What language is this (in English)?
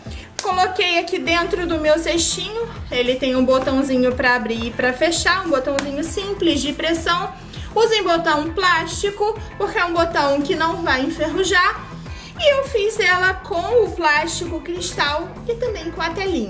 Portuguese